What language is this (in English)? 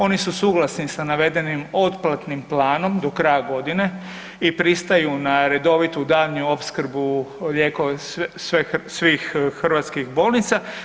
Croatian